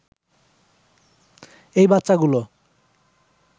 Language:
Bangla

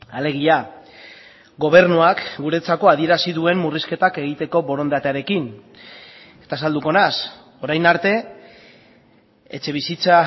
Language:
Basque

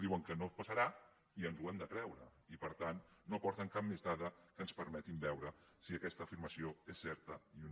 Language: Catalan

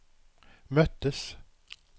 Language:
Swedish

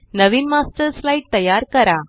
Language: Marathi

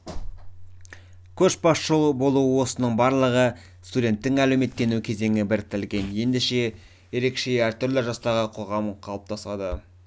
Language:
Kazakh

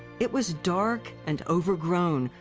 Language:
English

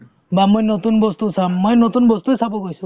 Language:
Assamese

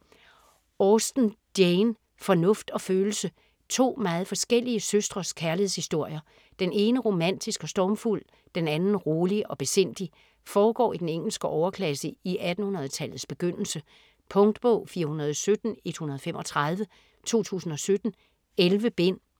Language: Danish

